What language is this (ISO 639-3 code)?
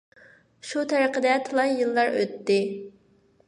uig